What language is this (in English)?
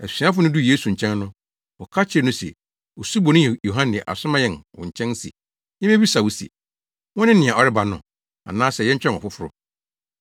Akan